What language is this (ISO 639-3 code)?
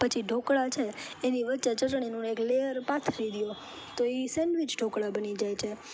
guj